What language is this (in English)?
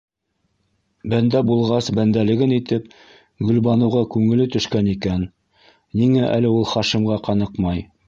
Bashkir